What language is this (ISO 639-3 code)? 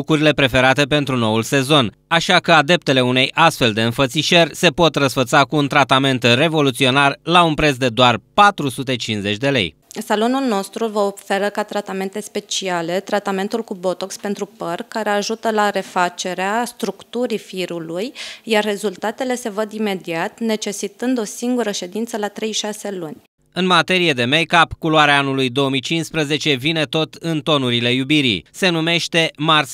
ron